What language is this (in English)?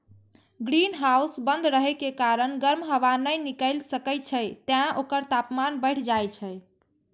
Maithili